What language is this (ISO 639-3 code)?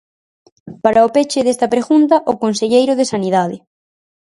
glg